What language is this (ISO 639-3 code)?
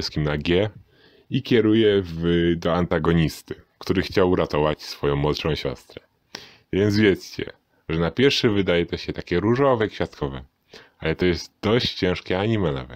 pol